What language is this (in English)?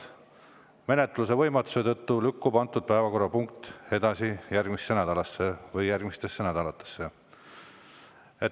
Estonian